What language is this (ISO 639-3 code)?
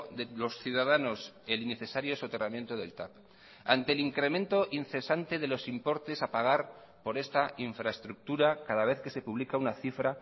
spa